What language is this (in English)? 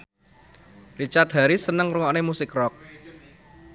Javanese